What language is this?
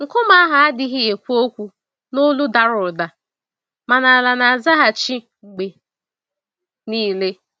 Igbo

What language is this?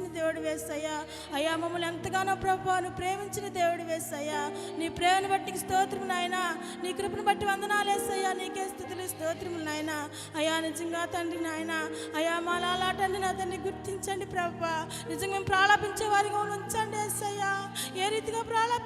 Telugu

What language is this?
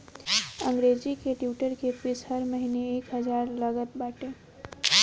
Bhojpuri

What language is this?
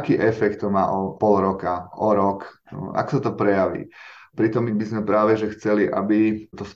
Slovak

